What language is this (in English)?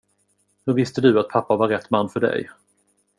Swedish